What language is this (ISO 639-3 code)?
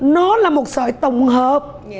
vie